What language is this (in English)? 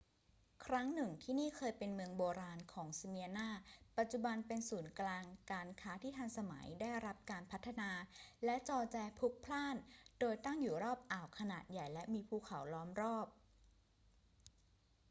Thai